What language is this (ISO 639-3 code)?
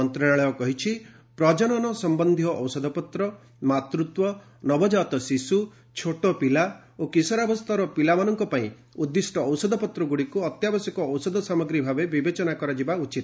ori